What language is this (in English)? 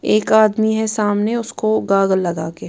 Hindi